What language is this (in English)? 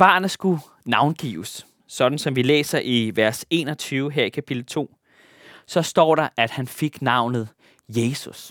Danish